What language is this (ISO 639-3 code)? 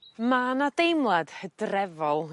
cym